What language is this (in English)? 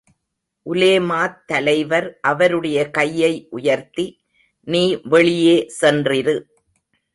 Tamil